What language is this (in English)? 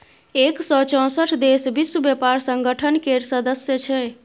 Maithili